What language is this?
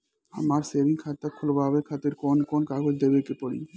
Bhojpuri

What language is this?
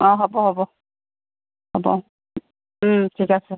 Assamese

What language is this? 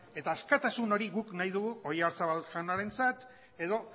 Basque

